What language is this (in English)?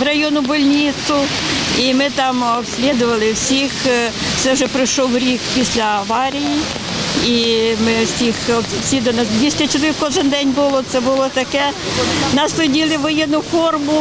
Ukrainian